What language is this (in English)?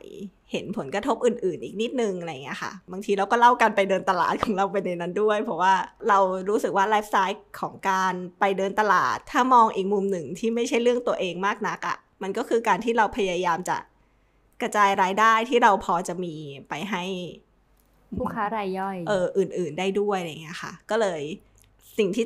Thai